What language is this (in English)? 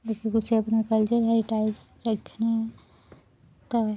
Dogri